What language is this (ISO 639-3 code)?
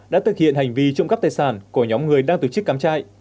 vie